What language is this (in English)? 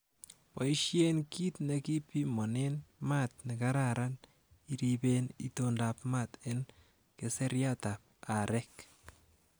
Kalenjin